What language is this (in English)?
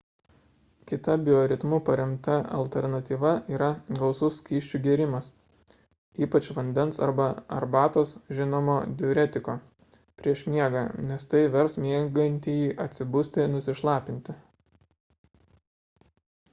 Lithuanian